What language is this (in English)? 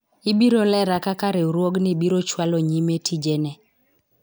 Luo (Kenya and Tanzania)